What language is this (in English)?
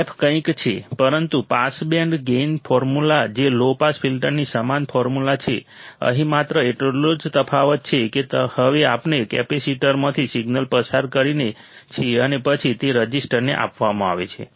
Gujarati